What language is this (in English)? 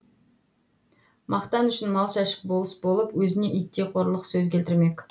Kazakh